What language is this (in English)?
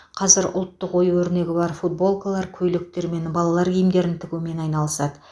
Kazakh